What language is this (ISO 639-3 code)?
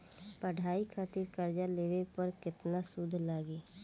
bho